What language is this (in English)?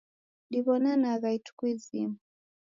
Taita